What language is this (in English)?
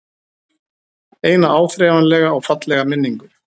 Icelandic